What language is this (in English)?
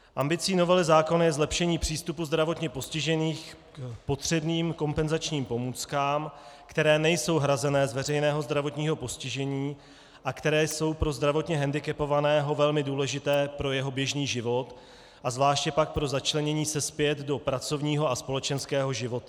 Czech